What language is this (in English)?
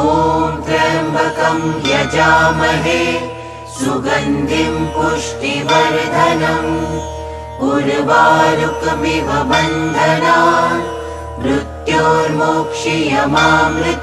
Bangla